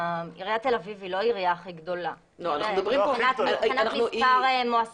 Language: Hebrew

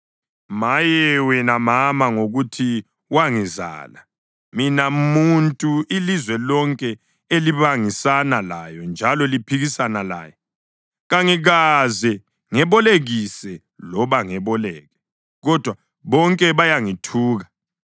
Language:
North Ndebele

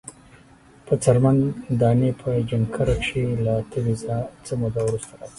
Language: Pashto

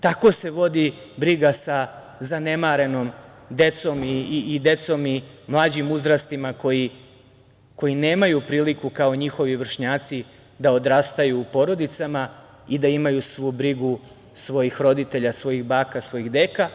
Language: Serbian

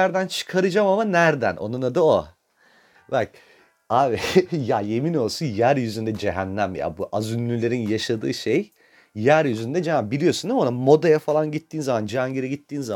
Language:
Turkish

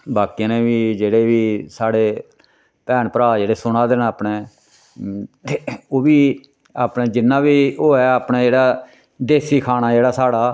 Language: Dogri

